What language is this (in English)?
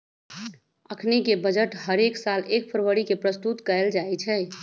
Magahi